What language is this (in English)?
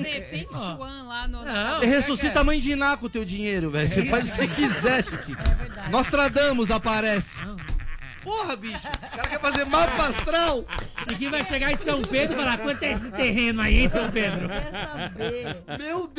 Portuguese